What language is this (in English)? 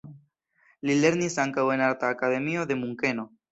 Esperanto